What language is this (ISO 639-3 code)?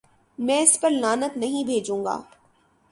urd